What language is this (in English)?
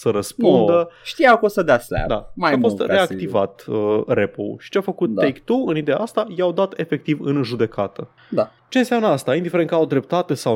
Romanian